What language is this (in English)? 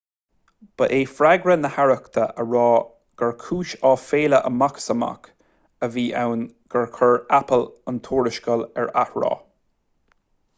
Irish